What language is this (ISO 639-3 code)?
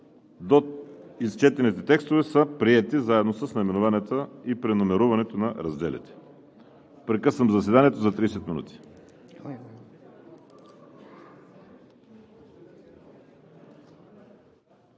bul